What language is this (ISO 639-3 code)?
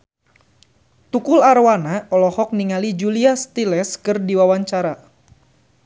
sun